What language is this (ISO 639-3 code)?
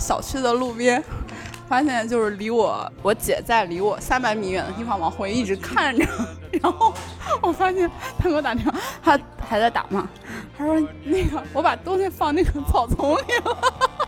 zho